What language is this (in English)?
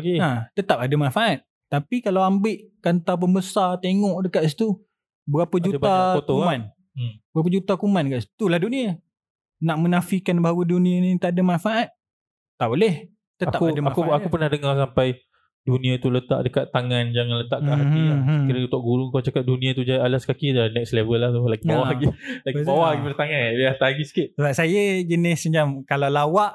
Malay